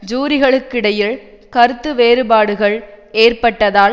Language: Tamil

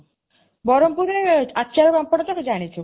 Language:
Odia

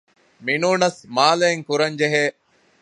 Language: Divehi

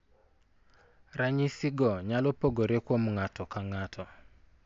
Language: Luo (Kenya and Tanzania)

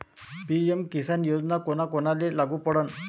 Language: Marathi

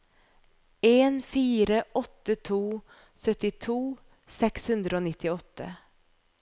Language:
Norwegian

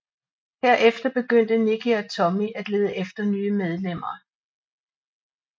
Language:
Danish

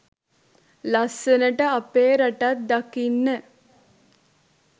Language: Sinhala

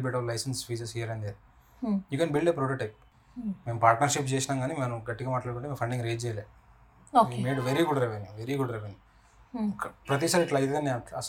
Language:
Telugu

